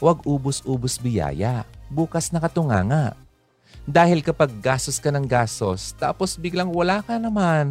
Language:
Filipino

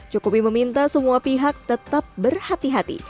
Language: Indonesian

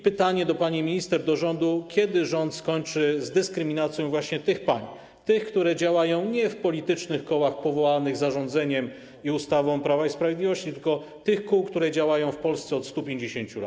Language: Polish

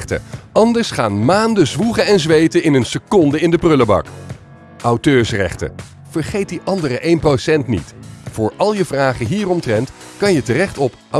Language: Dutch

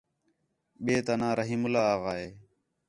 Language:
Khetrani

